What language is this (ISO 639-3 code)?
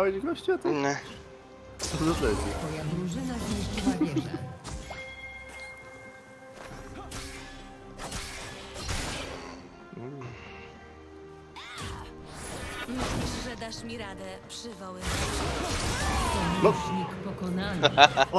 pol